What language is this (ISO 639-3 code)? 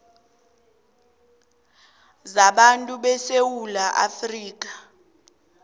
nbl